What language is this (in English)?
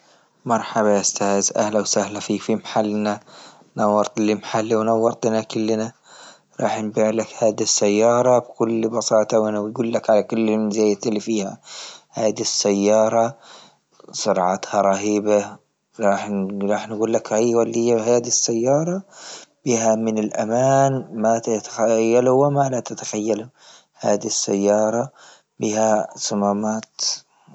Libyan Arabic